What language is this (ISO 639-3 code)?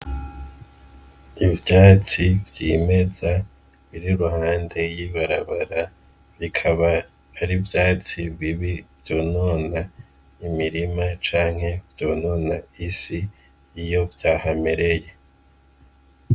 run